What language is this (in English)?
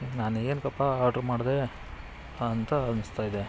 Kannada